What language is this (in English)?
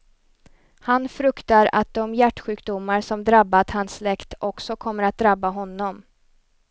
Swedish